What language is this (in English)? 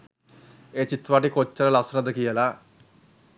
Sinhala